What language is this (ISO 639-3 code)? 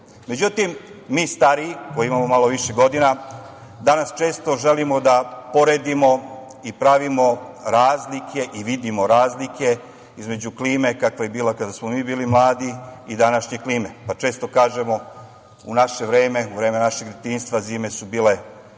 srp